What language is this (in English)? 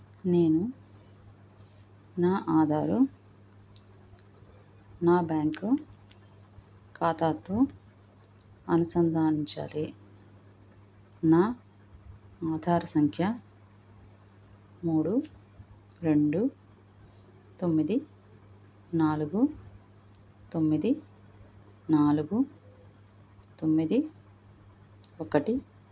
Telugu